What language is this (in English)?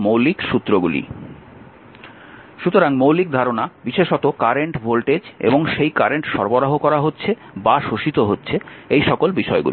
Bangla